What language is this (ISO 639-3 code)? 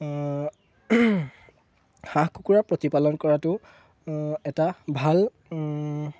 asm